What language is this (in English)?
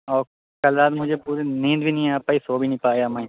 Urdu